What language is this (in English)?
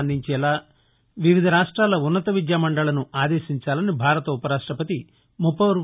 Telugu